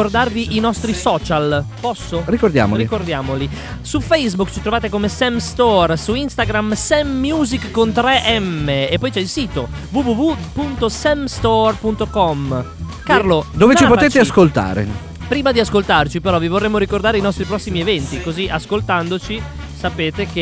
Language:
Italian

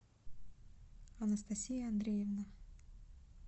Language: Russian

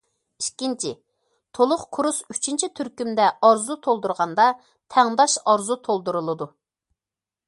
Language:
Uyghur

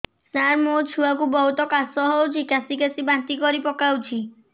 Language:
Odia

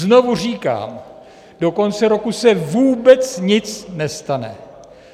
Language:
Czech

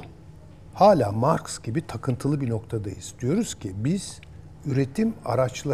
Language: Turkish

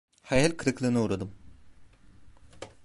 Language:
Turkish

